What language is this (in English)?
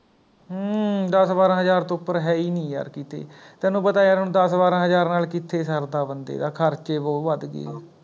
Punjabi